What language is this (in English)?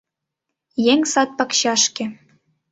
Mari